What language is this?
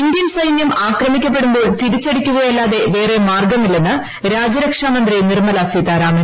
Malayalam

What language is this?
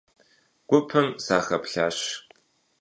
Kabardian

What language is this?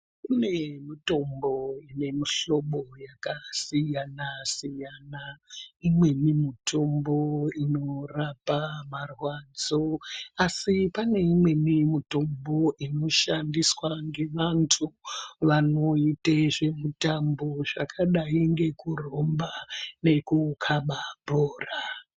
Ndau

